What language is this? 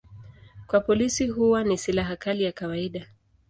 Swahili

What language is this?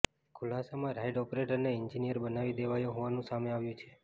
Gujarati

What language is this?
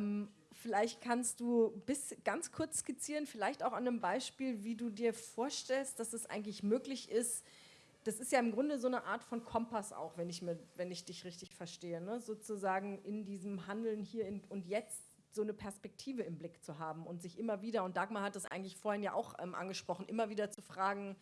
German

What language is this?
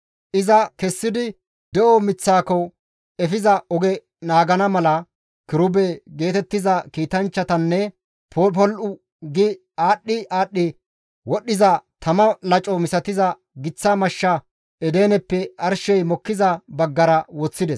Gamo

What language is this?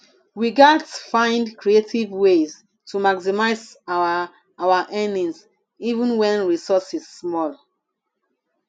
Nigerian Pidgin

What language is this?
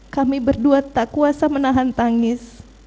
Indonesian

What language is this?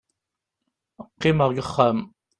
Kabyle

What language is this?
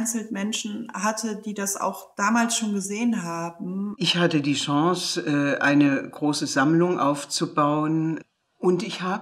German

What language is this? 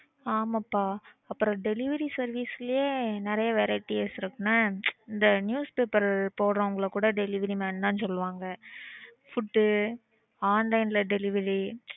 Tamil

